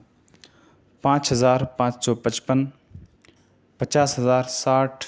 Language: Urdu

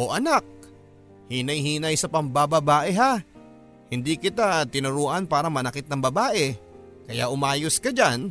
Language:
Filipino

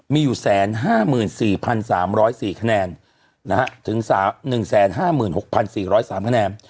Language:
Thai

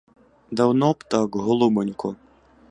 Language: Ukrainian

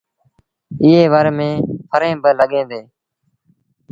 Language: Sindhi Bhil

